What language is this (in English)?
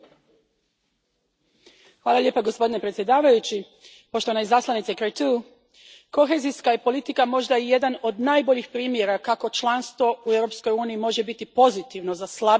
Croatian